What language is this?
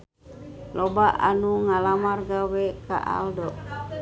Sundanese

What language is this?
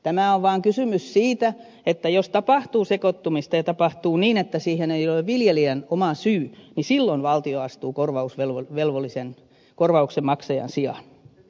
Finnish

